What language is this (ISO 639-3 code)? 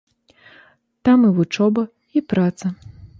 bel